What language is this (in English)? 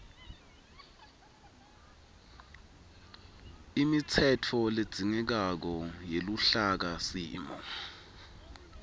Swati